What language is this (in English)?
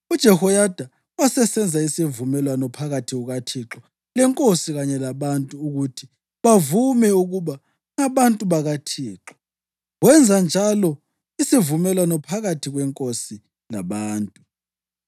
North Ndebele